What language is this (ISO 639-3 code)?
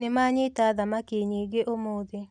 kik